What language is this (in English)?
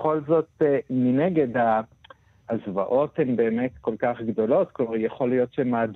Hebrew